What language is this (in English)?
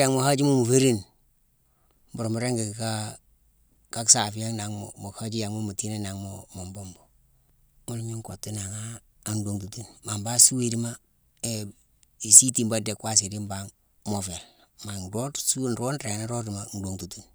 Mansoanka